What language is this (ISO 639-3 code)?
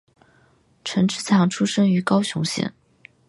zho